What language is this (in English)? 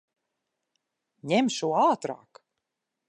Latvian